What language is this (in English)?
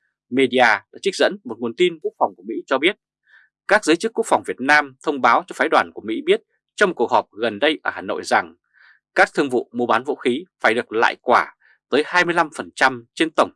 Vietnamese